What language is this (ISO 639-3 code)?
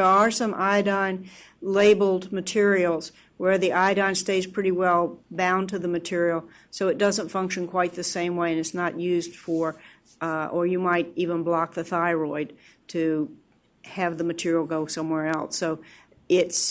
eng